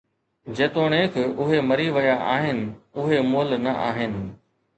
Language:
Sindhi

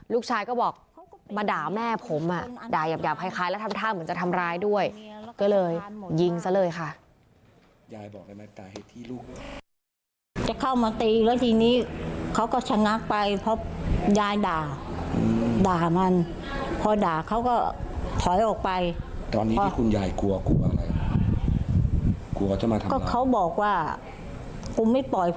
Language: Thai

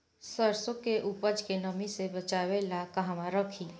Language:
Bhojpuri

